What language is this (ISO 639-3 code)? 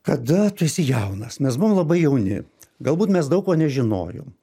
lit